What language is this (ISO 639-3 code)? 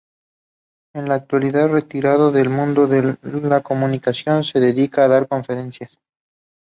spa